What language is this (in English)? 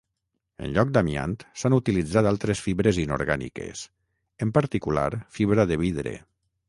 Catalan